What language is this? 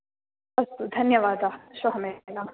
Sanskrit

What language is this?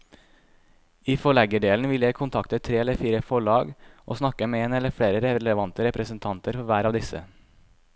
Norwegian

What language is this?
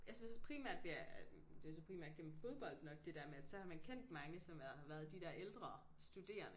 Danish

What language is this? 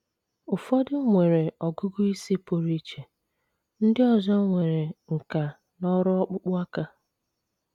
Igbo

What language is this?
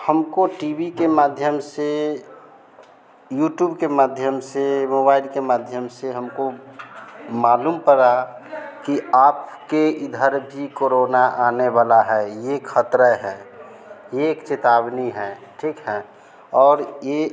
Hindi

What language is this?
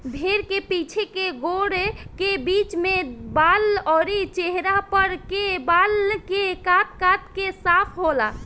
Bhojpuri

